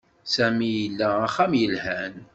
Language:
Kabyle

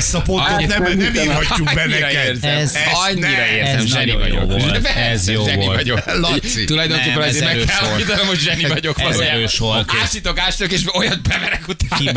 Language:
Hungarian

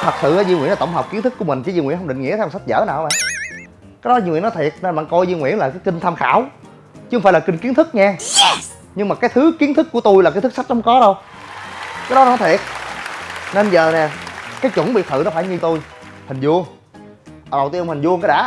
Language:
Vietnamese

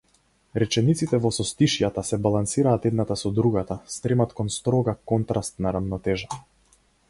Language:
Macedonian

